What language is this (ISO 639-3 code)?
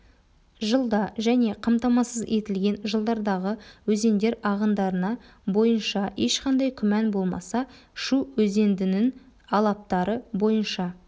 kaz